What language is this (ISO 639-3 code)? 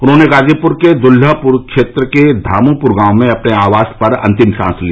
hin